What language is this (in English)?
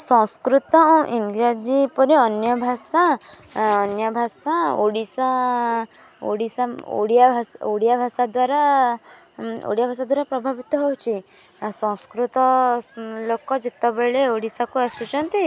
Odia